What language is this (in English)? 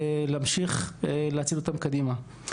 Hebrew